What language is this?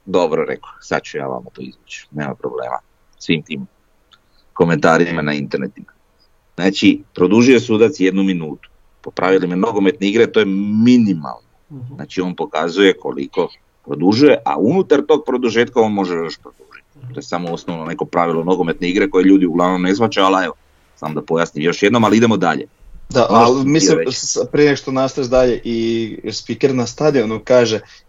Croatian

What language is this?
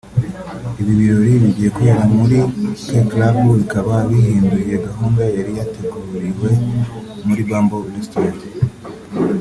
Kinyarwanda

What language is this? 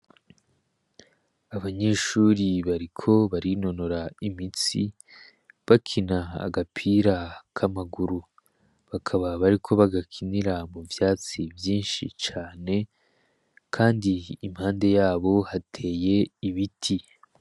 Rundi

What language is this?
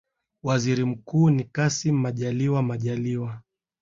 Swahili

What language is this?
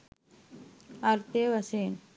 Sinhala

